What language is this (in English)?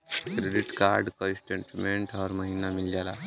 Bhojpuri